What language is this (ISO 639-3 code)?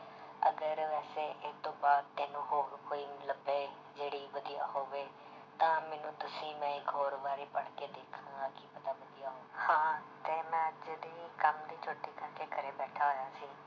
pan